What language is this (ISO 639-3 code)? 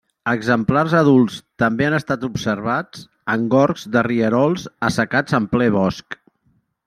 cat